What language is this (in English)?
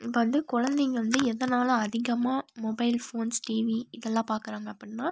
Tamil